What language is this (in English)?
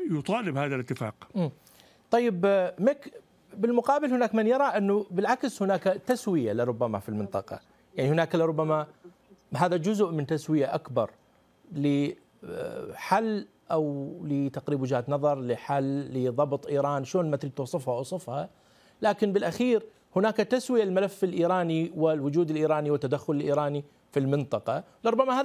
Arabic